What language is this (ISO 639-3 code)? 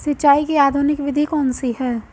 hin